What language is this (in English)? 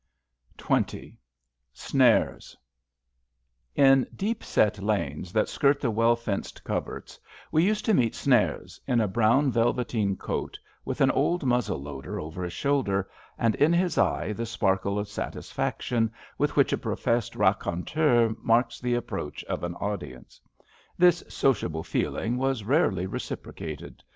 English